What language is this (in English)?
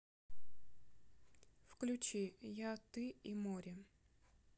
Russian